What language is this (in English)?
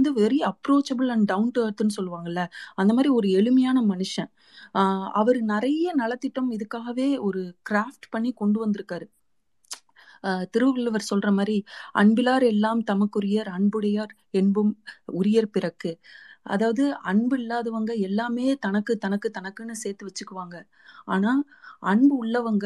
Tamil